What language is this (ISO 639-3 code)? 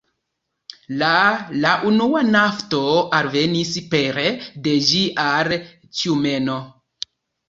epo